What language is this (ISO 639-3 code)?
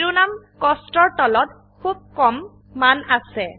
asm